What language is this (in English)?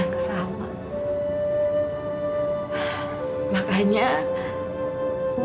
Indonesian